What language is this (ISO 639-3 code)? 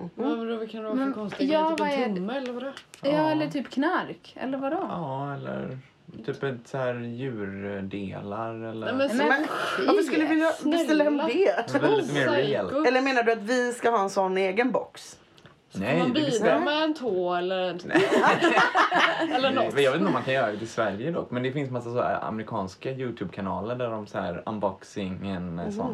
swe